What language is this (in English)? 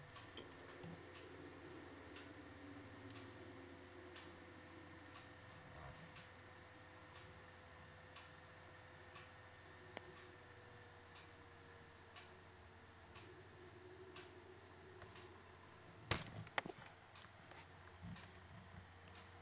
Bangla